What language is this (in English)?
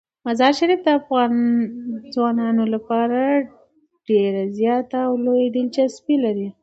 Pashto